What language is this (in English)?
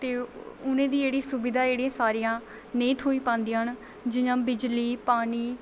Dogri